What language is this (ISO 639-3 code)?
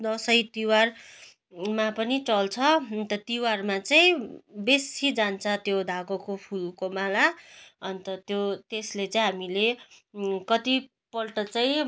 nep